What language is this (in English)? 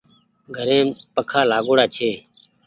Goaria